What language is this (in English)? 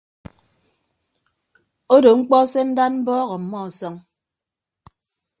Ibibio